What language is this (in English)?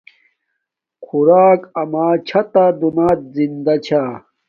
Domaaki